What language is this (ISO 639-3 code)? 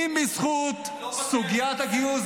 heb